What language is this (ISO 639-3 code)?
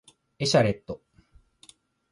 jpn